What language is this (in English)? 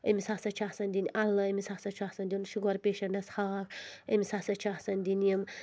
Kashmiri